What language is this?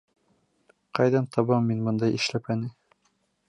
Bashkir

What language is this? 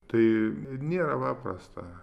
Lithuanian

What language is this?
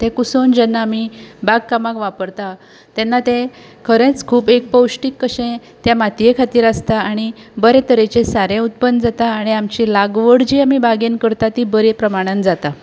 Konkani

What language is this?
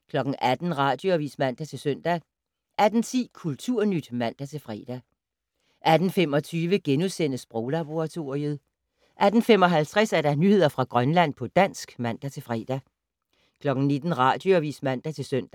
Danish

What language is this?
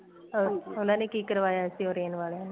Punjabi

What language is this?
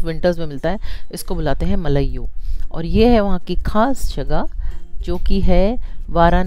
Hindi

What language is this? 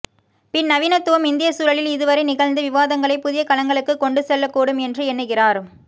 Tamil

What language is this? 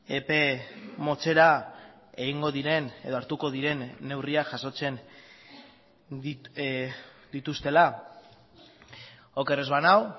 Basque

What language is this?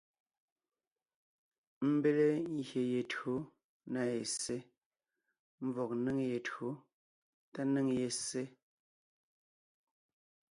Ngiemboon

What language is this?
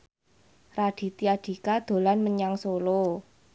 Javanese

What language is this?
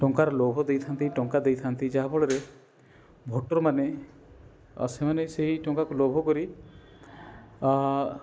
Odia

